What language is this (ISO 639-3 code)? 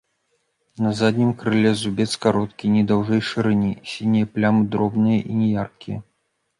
bel